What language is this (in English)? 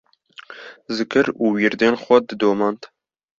Kurdish